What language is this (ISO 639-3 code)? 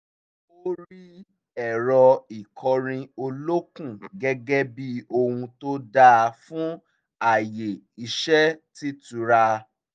yor